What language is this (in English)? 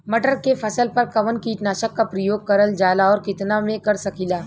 Bhojpuri